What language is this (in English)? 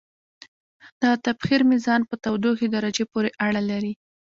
Pashto